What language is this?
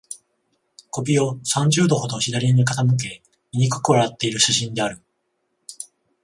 Japanese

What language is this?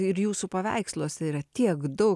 Lithuanian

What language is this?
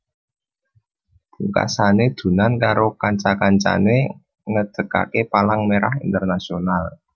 Javanese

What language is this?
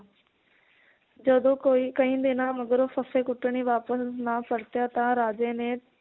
Punjabi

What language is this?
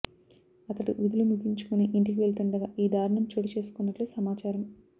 Telugu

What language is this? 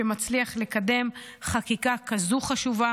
Hebrew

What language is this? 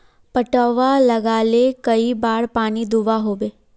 Magahi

